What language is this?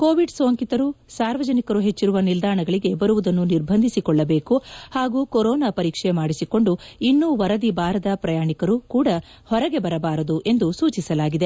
Kannada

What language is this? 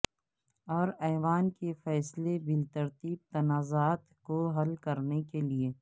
Urdu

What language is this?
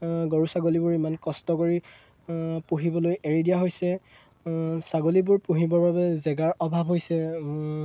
Assamese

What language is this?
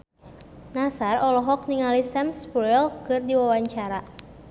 Sundanese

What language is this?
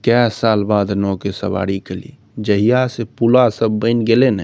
Maithili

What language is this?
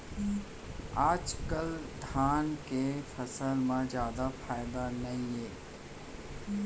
Chhattisgarhi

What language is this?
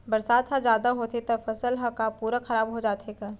Chhattisgarhi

